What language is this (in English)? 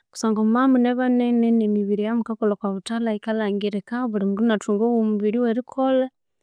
Konzo